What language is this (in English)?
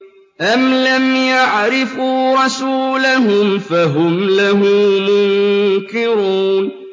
Arabic